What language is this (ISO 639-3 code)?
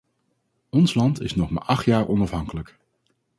nld